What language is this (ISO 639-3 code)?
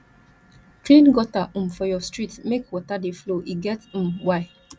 pcm